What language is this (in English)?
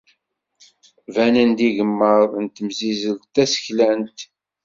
Kabyle